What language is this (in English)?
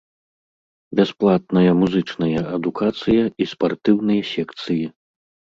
Belarusian